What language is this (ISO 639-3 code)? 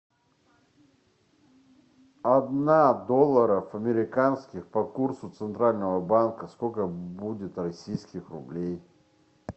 rus